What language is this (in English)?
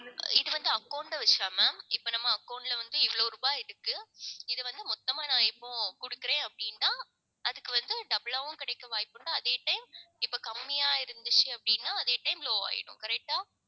Tamil